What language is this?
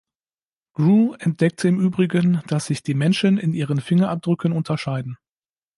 German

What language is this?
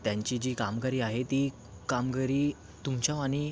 Marathi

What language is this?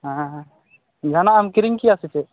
Santali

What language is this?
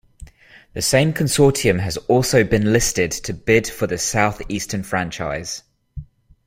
English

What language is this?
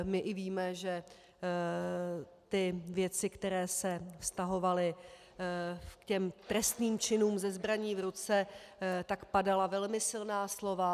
Czech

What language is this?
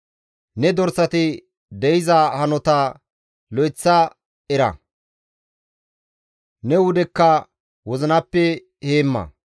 Gamo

